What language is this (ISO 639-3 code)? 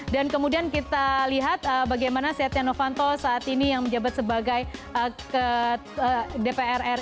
ind